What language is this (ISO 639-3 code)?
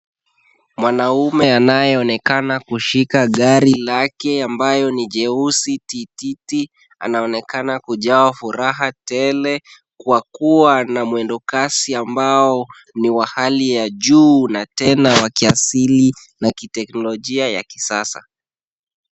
swa